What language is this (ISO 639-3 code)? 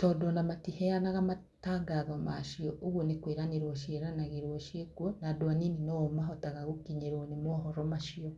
kik